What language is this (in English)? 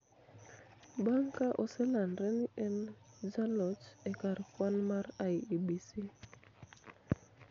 Luo (Kenya and Tanzania)